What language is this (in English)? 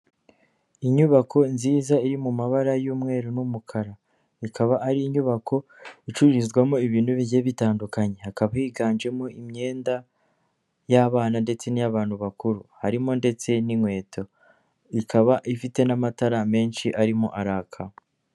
Kinyarwanda